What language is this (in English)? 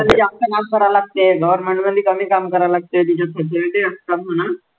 Marathi